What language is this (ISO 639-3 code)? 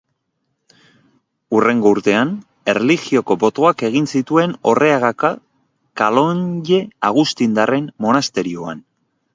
eus